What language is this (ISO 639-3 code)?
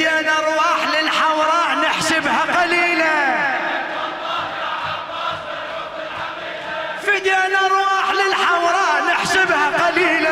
ara